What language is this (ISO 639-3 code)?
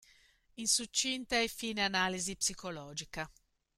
ita